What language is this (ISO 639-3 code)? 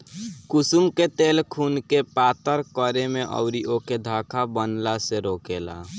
bho